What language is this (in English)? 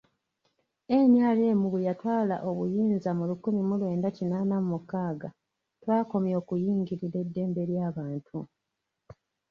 Ganda